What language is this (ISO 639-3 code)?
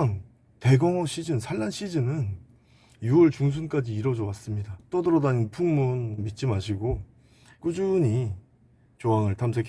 kor